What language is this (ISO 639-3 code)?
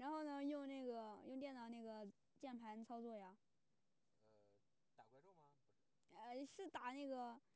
zho